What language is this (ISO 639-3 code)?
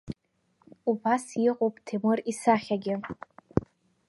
abk